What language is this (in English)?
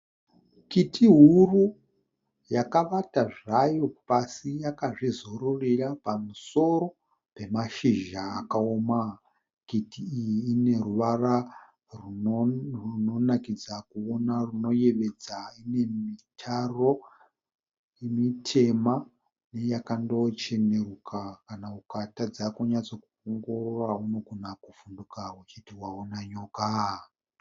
Shona